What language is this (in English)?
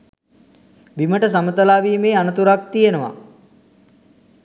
Sinhala